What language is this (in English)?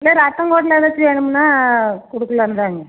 Tamil